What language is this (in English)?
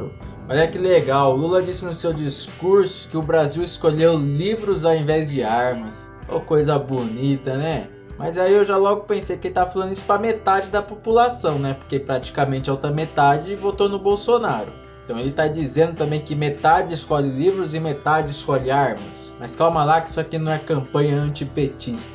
Portuguese